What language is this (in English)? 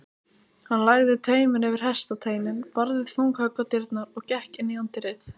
Icelandic